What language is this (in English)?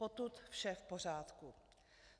Czech